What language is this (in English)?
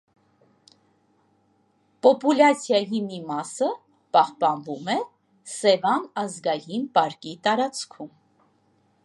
Armenian